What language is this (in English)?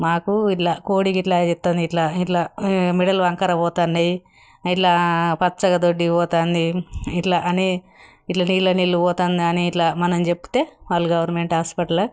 Telugu